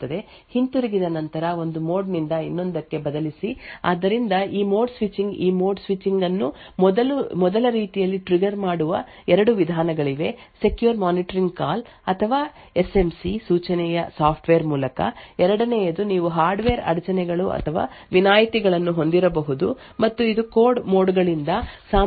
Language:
Kannada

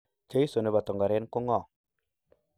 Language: Kalenjin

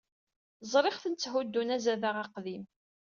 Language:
Kabyle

